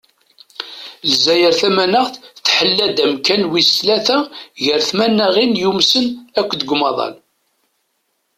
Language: Kabyle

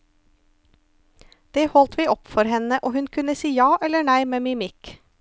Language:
Norwegian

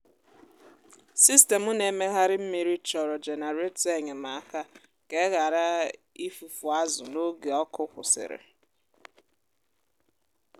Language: Igbo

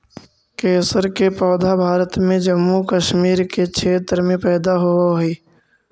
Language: Magahi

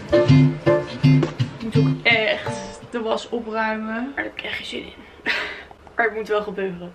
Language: Dutch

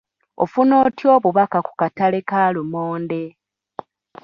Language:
Ganda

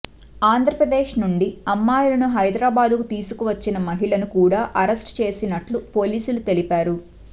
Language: Telugu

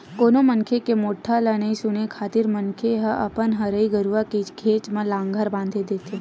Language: Chhattisgarhi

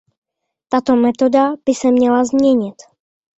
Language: Czech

